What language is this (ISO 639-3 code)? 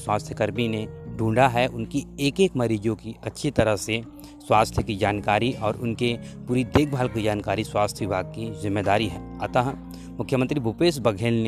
hin